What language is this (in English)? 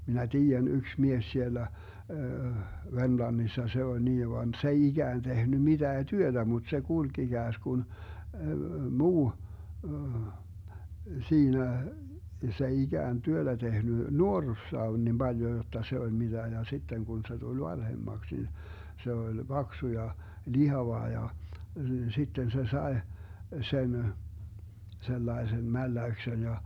Finnish